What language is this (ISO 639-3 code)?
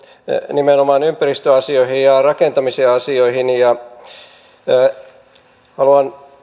fin